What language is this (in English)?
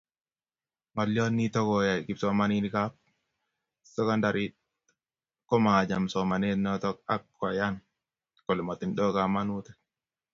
Kalenjin